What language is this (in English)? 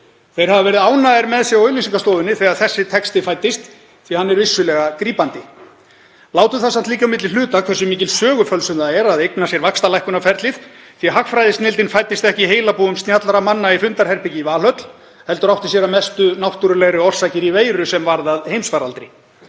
Icelandic